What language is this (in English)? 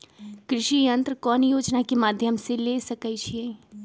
Magahi